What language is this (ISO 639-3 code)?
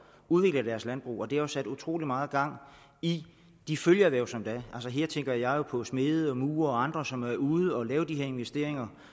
dan